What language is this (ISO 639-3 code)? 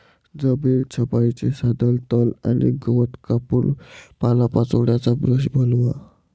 mar